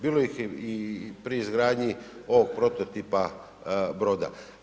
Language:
Croatian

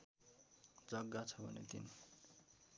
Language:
Nepali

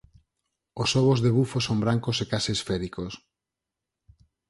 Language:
Galician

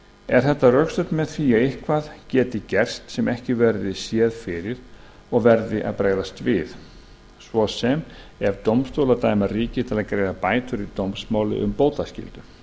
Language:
Icelandic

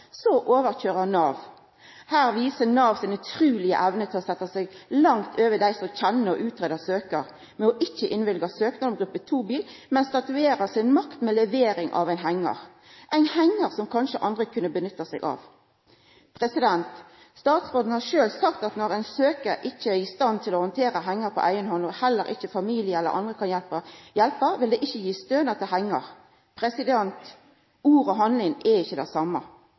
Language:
Norwegian Nynorsk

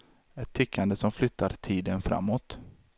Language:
Swedish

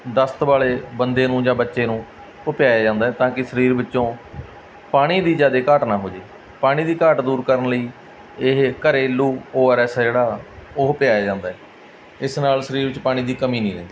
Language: Punjabi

